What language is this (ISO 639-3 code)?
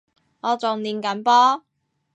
yue